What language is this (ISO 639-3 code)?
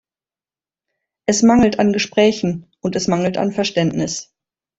deu